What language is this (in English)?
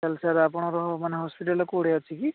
Odia